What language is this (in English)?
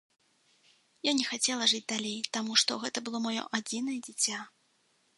Belarusian